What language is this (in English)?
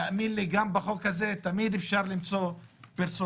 Hebrew